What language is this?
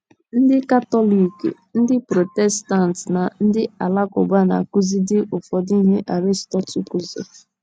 Igbo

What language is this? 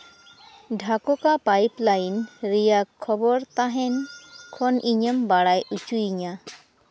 Santali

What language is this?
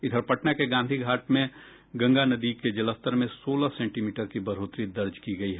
Hindi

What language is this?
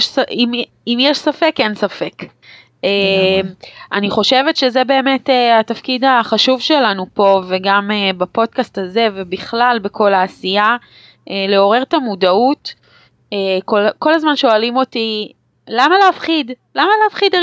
Hebrew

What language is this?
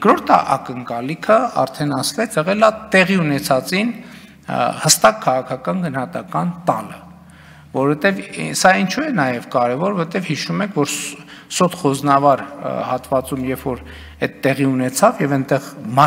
Romanian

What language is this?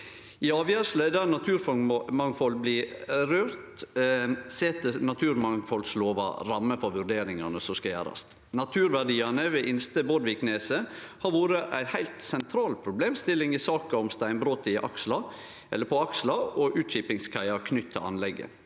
Norwegian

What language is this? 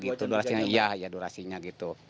Indonesian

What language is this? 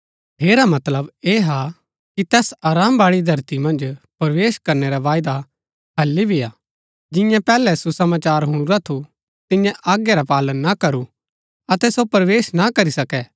Gaddi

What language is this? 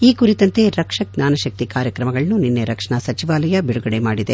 Kannada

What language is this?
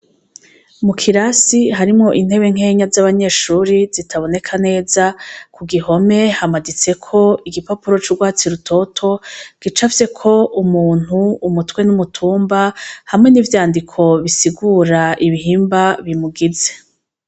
Rundi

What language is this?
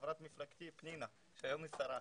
Hebrew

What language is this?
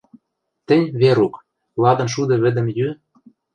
Western Mari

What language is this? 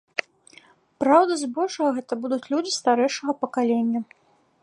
Belarusian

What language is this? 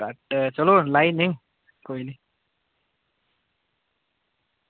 Dogri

